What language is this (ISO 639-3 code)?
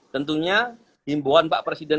ind